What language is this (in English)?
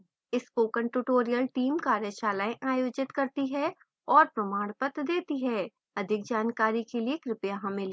Hindi